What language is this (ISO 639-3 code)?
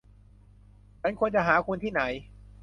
tha